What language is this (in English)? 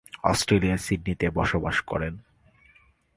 Bangla